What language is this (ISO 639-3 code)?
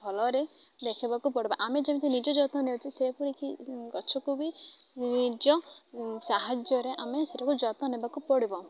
ori